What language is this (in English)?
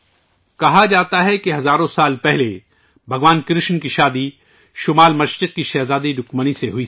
Urdu